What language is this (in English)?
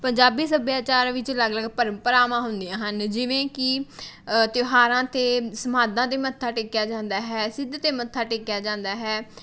Punjabi